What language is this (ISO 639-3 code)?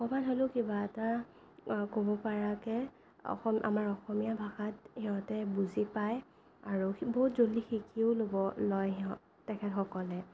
asm